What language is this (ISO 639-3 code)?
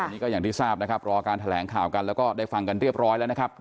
tha